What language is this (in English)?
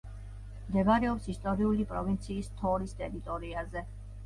Georgian